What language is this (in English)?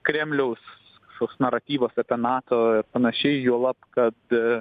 Lithuanian